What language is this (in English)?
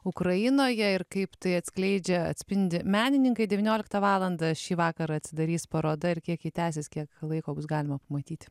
Lithuanian